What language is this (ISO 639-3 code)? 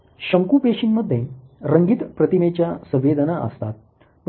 mar